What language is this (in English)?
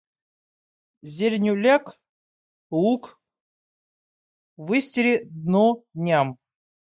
Russian